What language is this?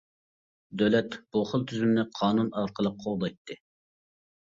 Uyghur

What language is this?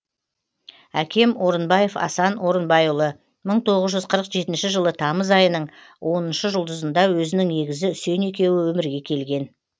Kazakh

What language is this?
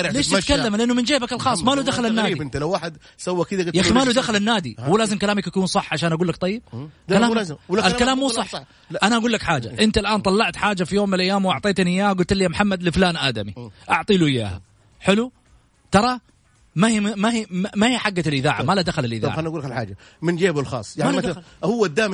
Arabic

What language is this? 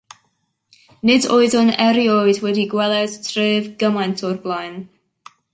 Welsh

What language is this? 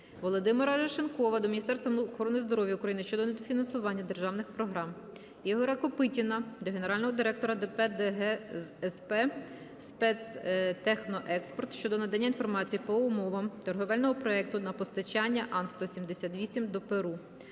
Ukrainian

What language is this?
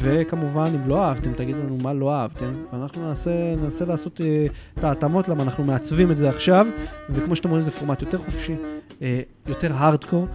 Hebrew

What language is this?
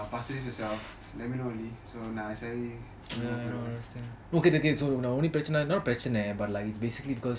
English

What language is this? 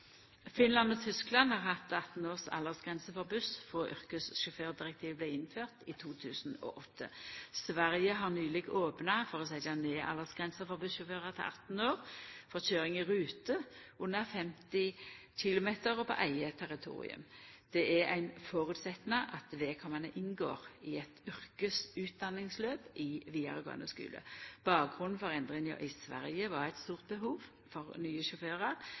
Norwegian Nynorsk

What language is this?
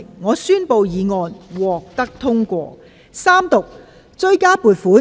Cantonese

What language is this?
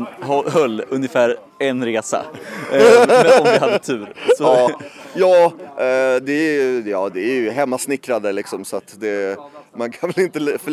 Swedish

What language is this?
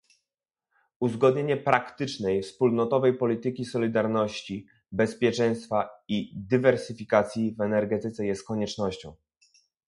Polish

